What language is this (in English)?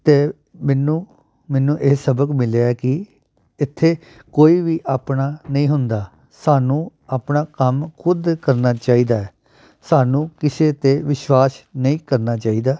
Punjabi